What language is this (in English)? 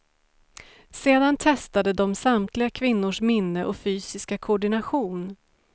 Swedish